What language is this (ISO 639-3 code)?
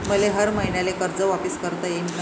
mar